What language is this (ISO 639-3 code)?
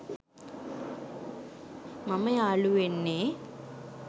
sin